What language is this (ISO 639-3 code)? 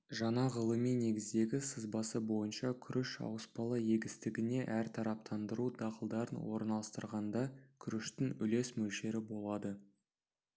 kaz